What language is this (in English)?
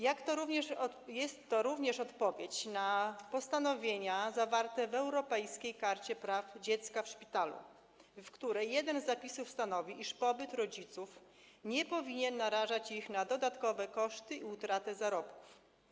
Polish